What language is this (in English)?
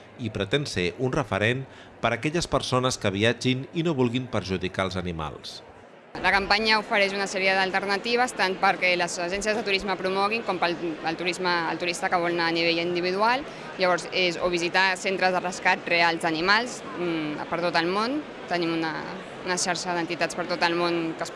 Catalan